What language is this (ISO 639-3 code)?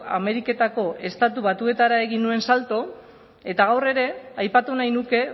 eus